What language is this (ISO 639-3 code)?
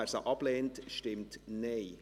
gsw